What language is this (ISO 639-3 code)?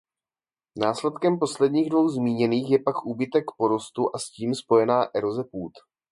ces